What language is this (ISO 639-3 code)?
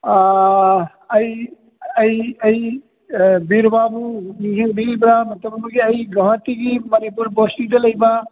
mni